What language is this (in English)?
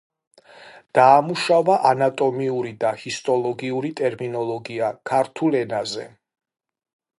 Georgian